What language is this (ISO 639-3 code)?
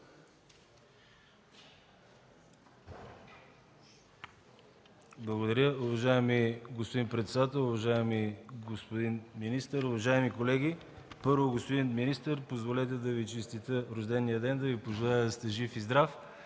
bul